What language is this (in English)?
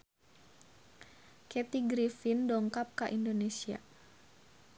Sundanese